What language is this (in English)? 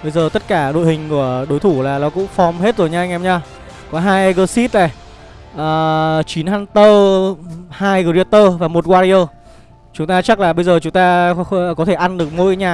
Vietnamese